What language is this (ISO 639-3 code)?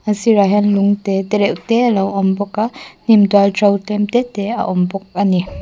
lus